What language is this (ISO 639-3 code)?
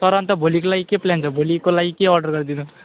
nep